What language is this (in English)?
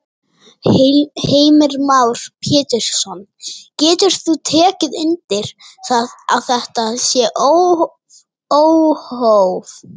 Icelandic